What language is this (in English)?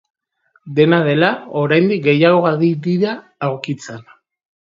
Basque